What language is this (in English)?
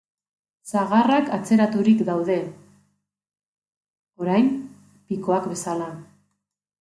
Basque